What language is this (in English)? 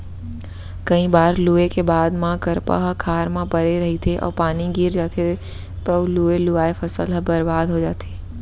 Chhattisgarhi